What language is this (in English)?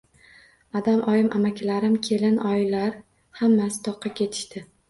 Uzbek